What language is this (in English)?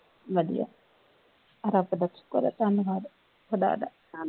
Punjabi